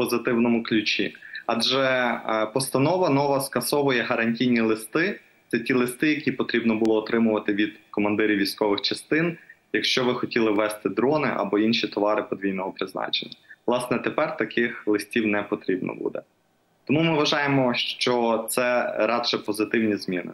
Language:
Ukrainian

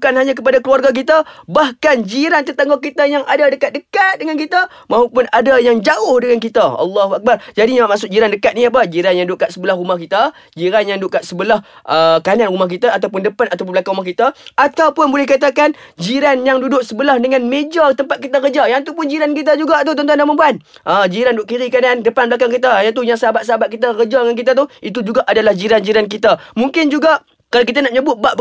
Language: Malay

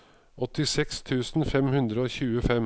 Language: Norwegian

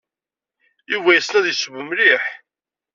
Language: Kabyle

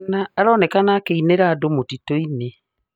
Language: Kikuyu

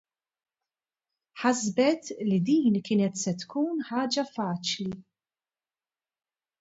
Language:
Maltese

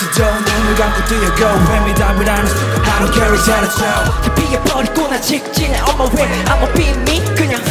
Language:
Korean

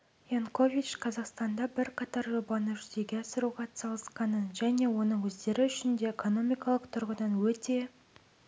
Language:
Kazakh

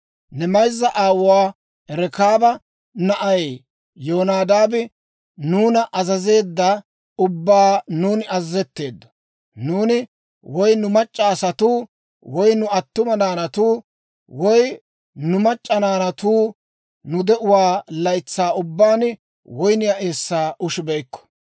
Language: Dawro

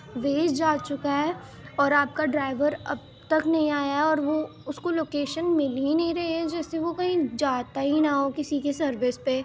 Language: Urdu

